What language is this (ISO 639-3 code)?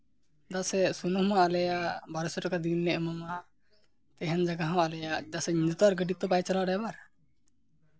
sat